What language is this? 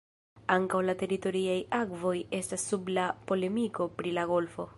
Esperanto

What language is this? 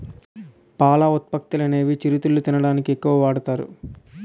Telugu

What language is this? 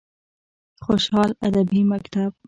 Pashto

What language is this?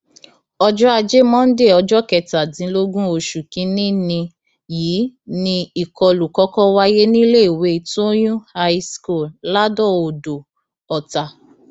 Yoruba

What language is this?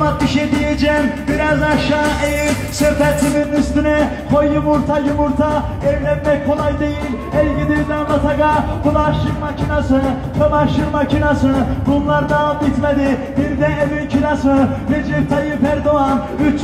Turkish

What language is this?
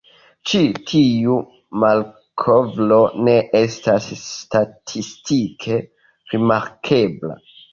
Esperanto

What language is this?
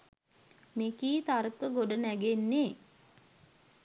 Sinhala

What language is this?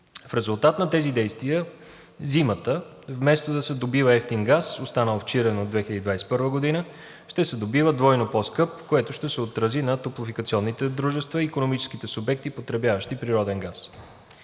Bulgarian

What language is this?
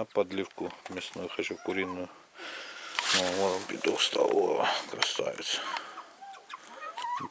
Russian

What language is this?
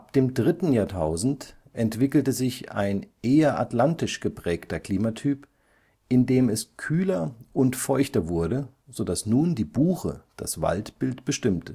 German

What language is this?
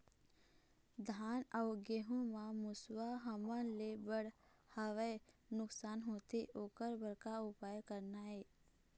Chhattisgarhi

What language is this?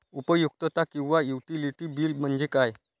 Marathi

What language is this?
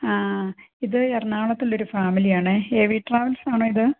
Malayalam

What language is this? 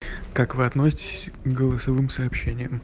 Russian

